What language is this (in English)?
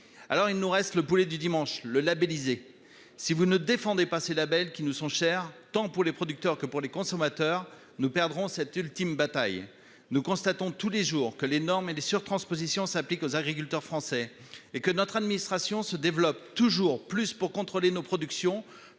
French